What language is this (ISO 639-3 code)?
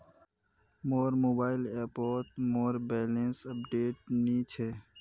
mag